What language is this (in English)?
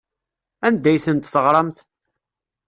Kabyle